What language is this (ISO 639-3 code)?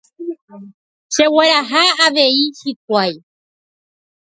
grn